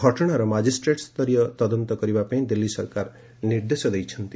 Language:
Odia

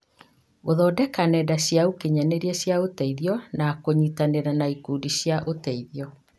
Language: Kikuyu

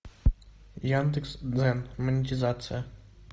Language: Russian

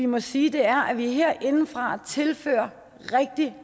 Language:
Danish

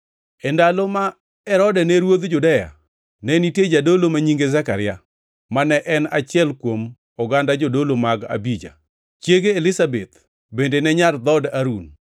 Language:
Luo (Kenya and Tanzania)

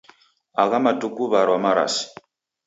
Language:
Taita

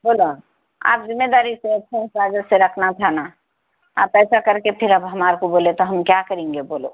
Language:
Urdu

